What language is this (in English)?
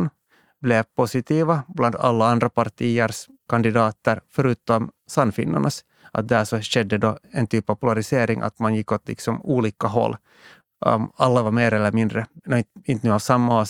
Swedish